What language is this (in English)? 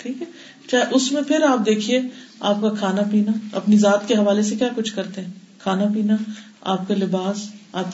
Urdu